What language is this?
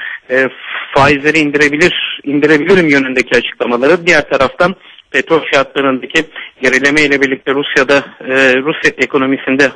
Turkish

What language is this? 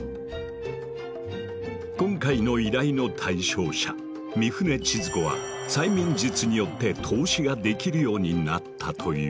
Japanese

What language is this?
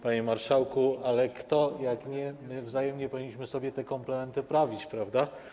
Polish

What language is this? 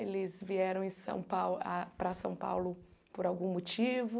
Portuguese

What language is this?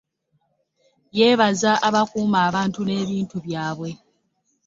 Ganda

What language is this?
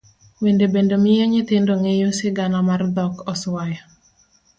Luo (Kenya and Tanzania)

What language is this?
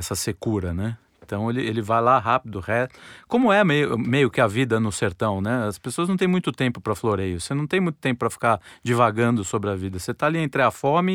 Portuguese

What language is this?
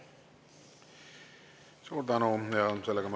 Estonian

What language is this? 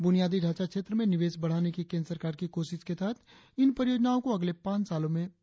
Hindi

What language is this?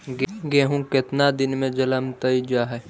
Magahi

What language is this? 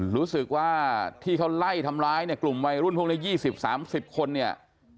Thai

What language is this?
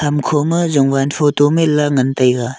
Wancho Naga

